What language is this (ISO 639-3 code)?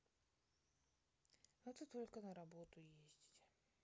rus